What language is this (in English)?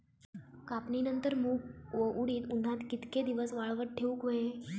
Marathi